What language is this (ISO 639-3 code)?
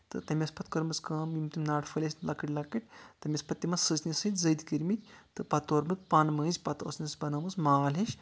kas